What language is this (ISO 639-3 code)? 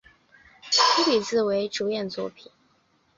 zho